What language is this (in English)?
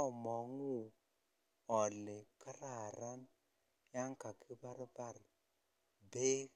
Kalenjin